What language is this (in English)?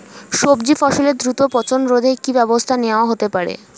Bangla